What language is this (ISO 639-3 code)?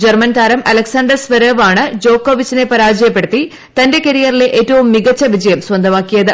mal